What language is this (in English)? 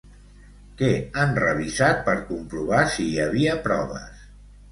Catalan